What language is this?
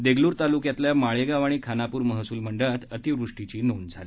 Marathi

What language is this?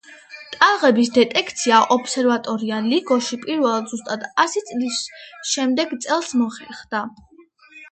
Georgian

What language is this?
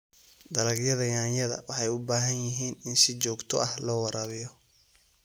Somali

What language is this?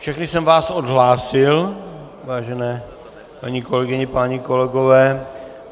Czech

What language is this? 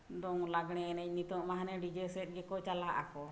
Santali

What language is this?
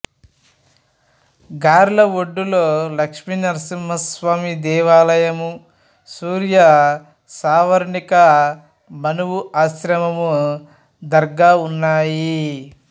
Telugu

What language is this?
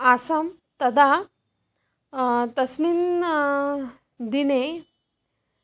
Sanskrit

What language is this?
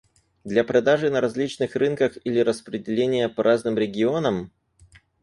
Russian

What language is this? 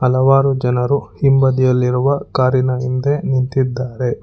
Kannada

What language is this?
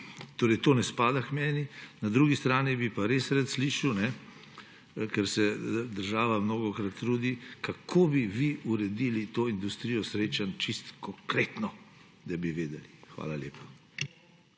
Slovenian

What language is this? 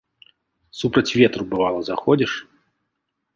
Belarusian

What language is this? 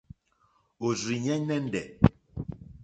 Mokpwe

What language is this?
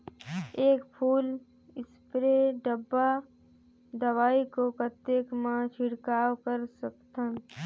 Chhattisgarhi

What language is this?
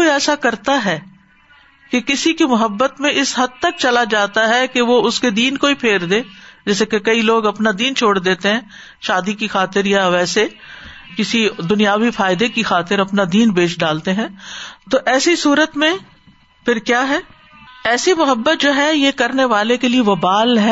Urdu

